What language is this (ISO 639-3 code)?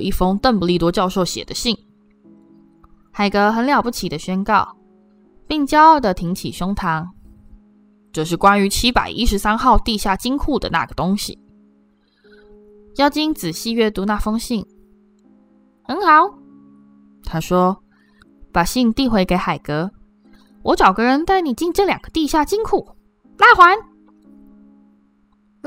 zho